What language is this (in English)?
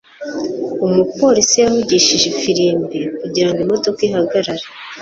Kinyarwanda